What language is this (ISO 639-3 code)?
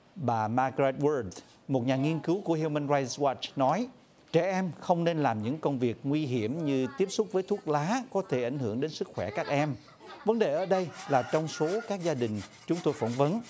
vie